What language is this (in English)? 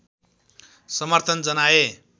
Nepali